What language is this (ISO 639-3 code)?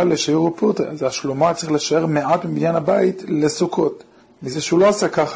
heb